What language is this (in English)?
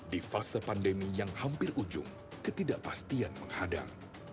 Indonesian